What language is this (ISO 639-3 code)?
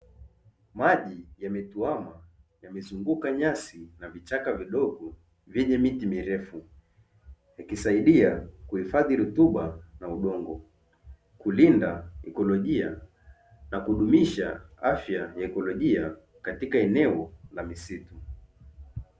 swa